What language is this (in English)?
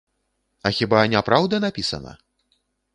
Belarusian